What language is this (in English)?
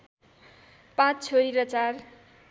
Nepali